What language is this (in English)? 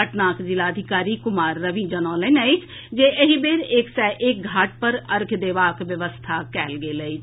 Maithili